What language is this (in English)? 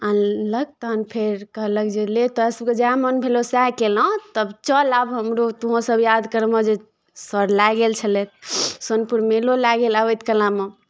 Maithili